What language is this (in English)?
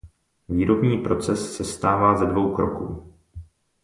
Czech